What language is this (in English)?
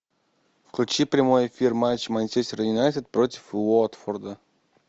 Russian